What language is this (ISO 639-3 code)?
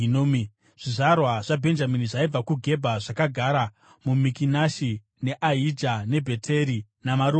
sna